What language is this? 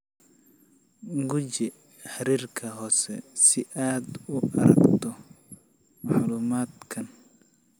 Somali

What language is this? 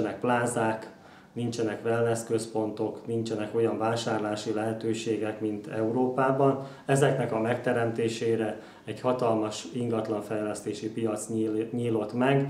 Hungarian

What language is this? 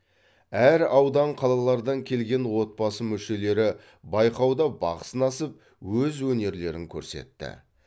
Kazakh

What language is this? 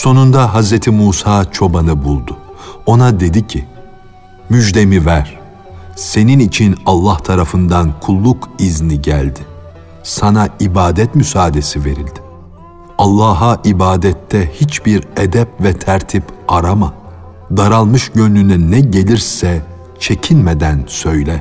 Turkish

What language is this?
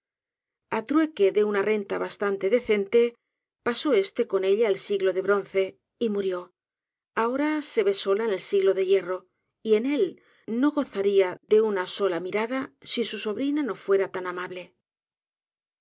Spanish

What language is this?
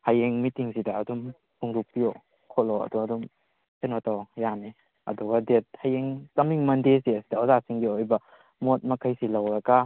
Manipuri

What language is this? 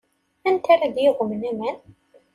Kabyle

